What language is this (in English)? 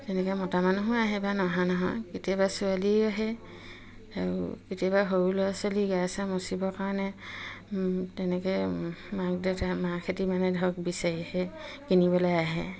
Assamese